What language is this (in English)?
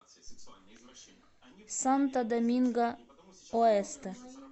Russian